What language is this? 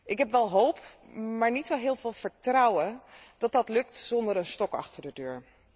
Dutch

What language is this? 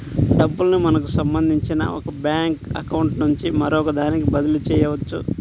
Telugu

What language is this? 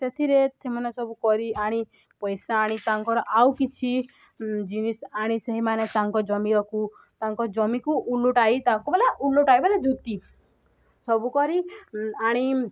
Odia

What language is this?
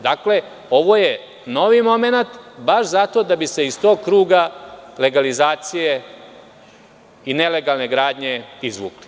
Serbian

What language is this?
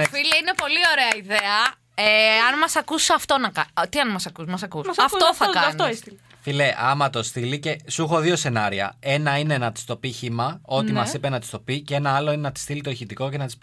Greek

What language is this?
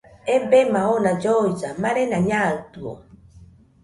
Nüpode Huitoto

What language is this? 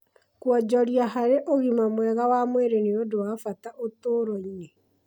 Kikuyu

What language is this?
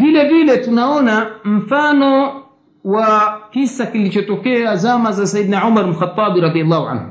Swahili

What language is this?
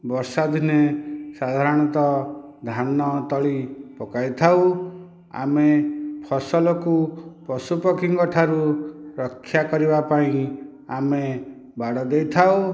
Odia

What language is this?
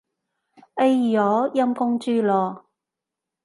Cantonese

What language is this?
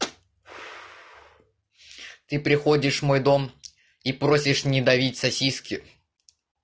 Russian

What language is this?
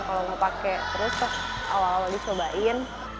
Indonesian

